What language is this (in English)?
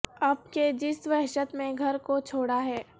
Urdu